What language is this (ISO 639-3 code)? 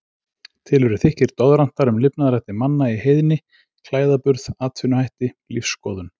isl